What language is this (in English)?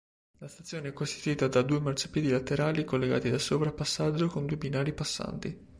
Italian